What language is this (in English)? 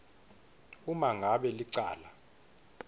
Swati